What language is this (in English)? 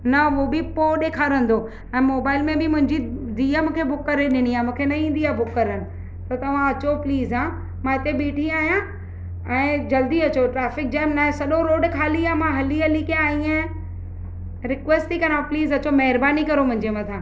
Sindhi